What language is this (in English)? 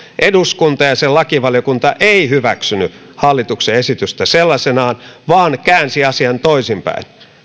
Finnish